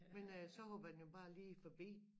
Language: Danish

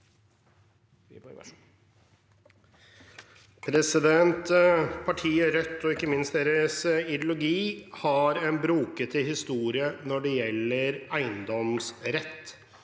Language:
Norwegian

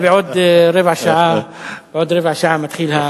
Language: Hebrew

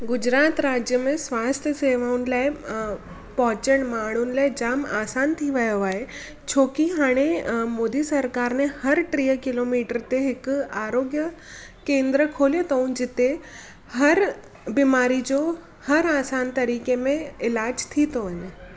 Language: Sindhi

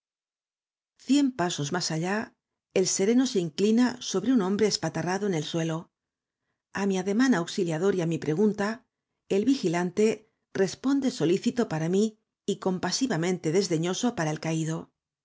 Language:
Spanish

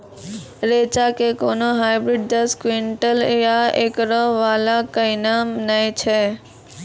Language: Maithili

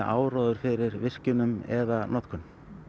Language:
Icelandic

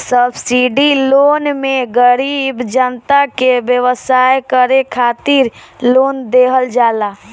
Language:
Bhojpuri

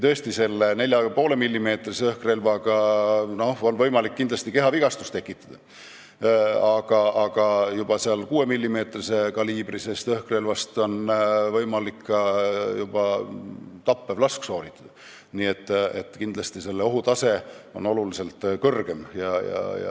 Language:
Estonian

